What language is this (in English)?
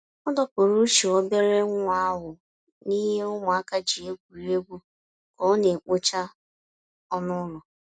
Igbo